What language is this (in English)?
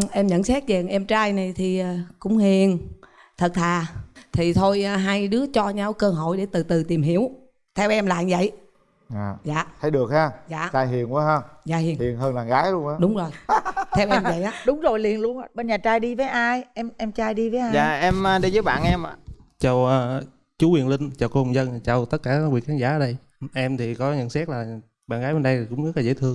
Vietnamese